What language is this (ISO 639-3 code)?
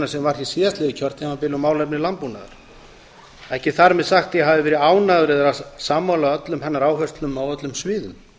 isl